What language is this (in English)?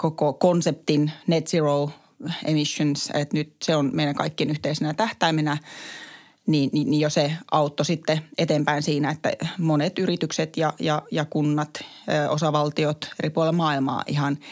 Finnish